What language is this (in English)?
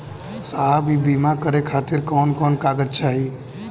Bhojpuri